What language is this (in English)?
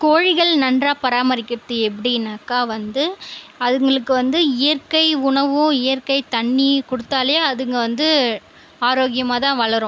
Tamil